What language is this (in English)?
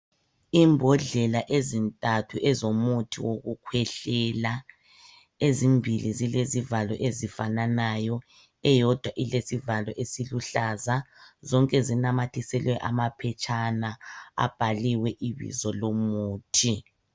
North Ndebele